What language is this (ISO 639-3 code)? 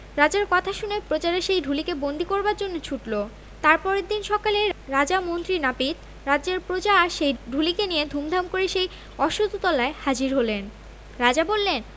ben